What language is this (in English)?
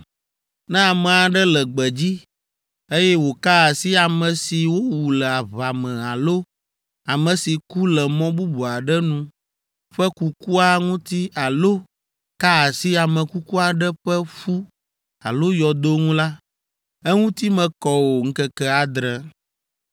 Ewe